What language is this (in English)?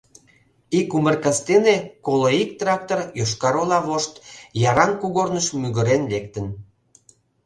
Mari